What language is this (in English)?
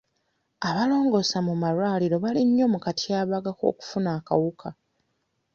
Ganda